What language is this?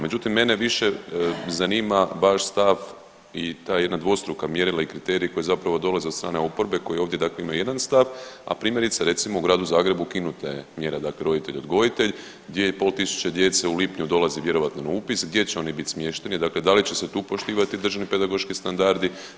Croatian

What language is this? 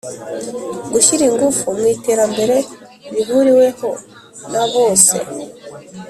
Kinyarwanda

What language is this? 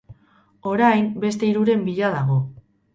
Basque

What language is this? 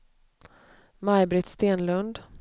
Swedish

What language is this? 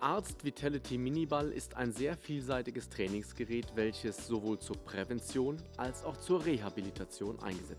German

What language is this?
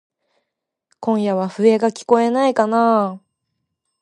Japanese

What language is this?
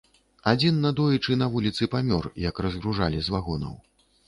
Belarusian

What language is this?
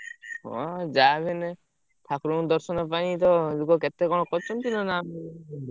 Odia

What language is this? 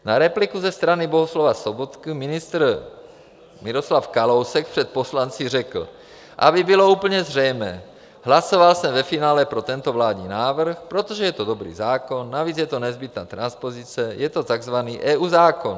Czech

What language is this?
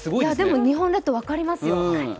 Japanese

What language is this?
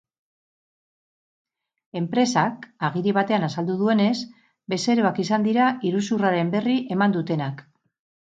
Basque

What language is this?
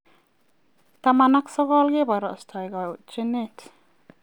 Kalenjin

